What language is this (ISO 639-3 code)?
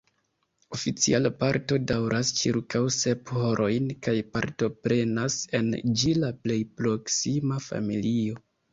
epo